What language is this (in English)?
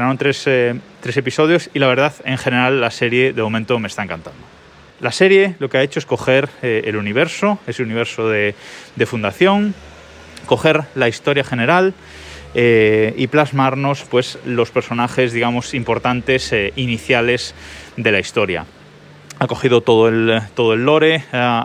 Spanish